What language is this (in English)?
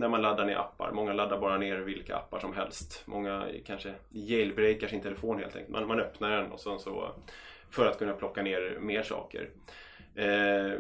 Swedish